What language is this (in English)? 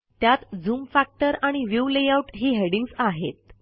Marathi